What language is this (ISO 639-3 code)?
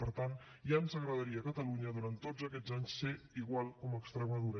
cat